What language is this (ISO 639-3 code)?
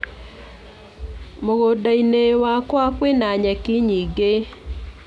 kik